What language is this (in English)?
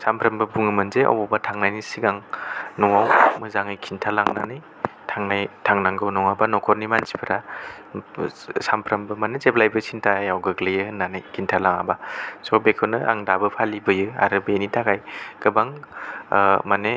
Bodo